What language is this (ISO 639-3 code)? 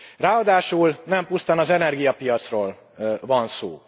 hun